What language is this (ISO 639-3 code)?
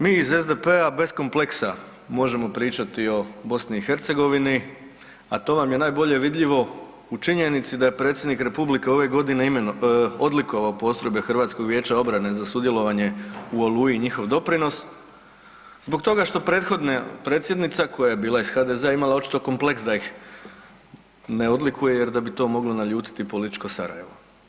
hrv